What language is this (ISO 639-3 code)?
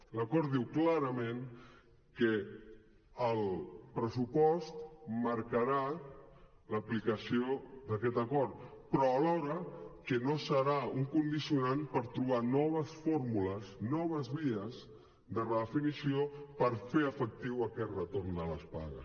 cat